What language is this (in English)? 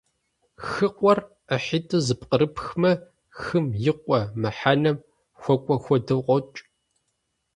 Kabardian